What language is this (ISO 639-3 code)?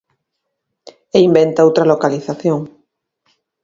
glg